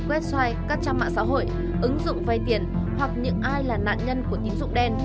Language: Vietnamese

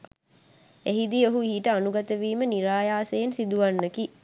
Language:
Sinhala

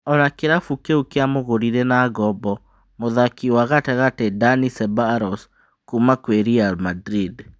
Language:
Kikuyu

